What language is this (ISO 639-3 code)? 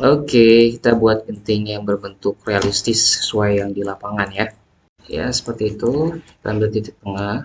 ind